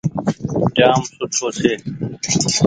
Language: Goaria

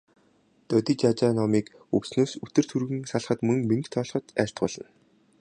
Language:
Mongolian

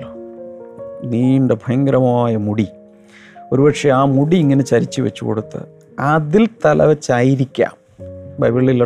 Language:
Malayalam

